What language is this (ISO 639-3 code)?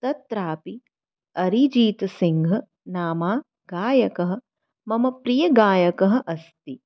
san